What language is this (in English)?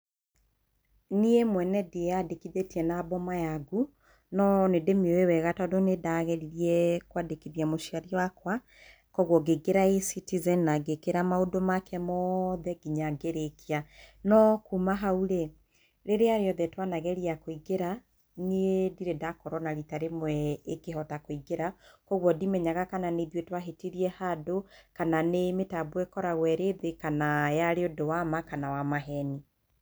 Kikuyu